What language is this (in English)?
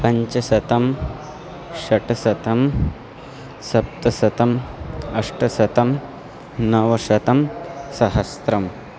Sanskrit